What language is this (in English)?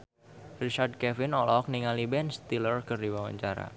Sundanese